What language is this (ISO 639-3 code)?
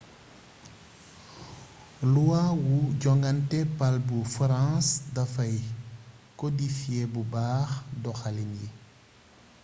wol